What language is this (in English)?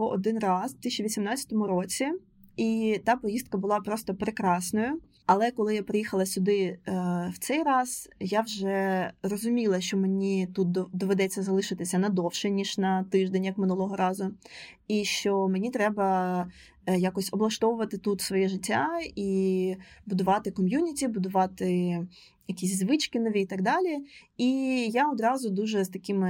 Ukrainian